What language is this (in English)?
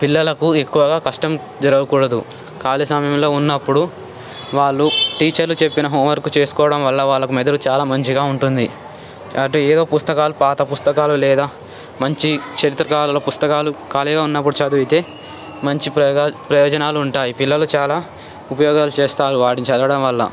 Telugu